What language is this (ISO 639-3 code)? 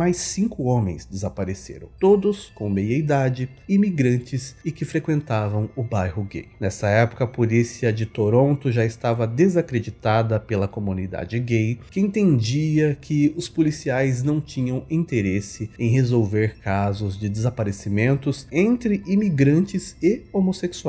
por